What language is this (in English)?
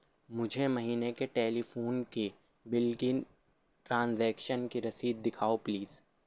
Urdu